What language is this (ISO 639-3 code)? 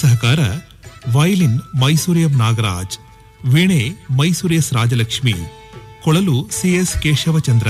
kan